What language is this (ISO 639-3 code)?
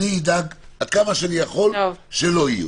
heb